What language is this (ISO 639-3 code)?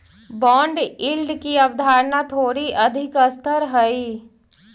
mag